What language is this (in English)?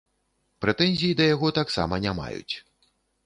Belarusian